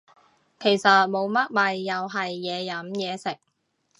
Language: Cantonese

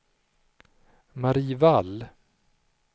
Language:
Swedish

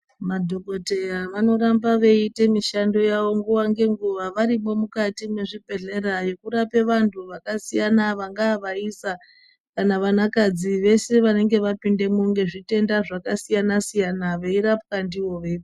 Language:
Ndau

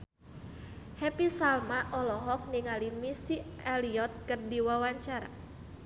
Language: Sundanese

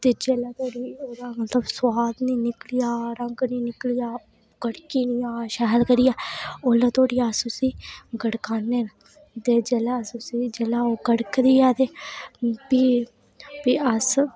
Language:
Dogri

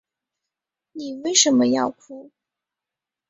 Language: Chinese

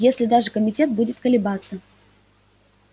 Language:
Russian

